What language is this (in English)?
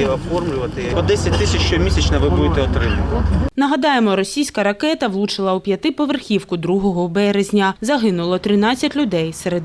Ukrainian